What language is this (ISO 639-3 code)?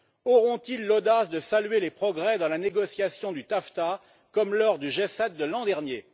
fra